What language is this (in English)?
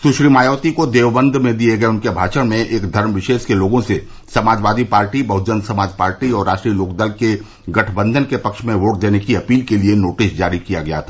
Hindi